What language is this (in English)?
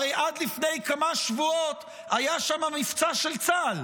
Hebrew